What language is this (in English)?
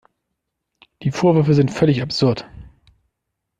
German